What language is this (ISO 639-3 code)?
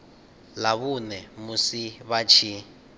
ven